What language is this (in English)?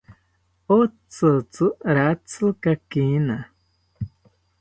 South Ucayali Ashéninka